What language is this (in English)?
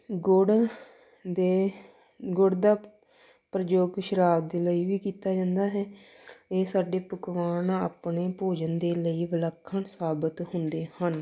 Punjabi